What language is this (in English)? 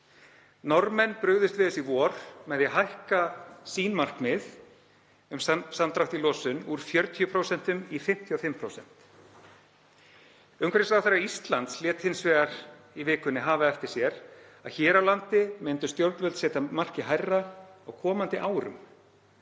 Icelandic